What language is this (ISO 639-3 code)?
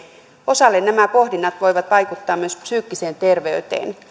fin